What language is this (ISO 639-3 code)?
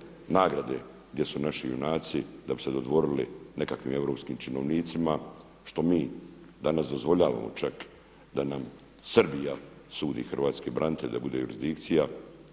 hrv